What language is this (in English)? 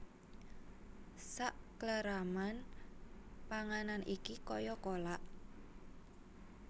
Javanese